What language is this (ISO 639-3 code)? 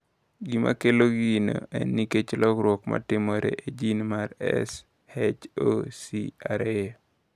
luo